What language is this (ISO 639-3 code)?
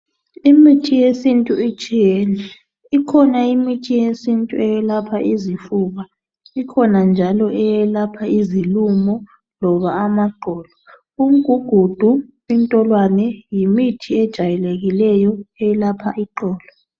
nde